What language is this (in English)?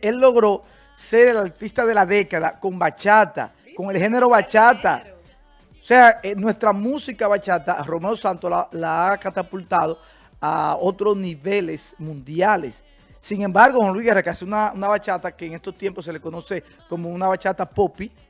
Spanish